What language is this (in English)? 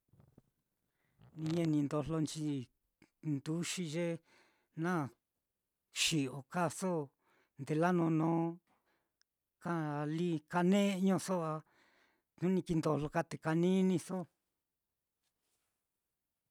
Mitlatongo Mixtec